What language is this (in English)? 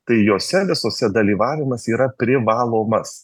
Lithuanian